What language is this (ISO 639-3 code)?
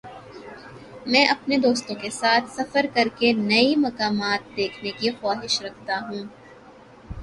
urd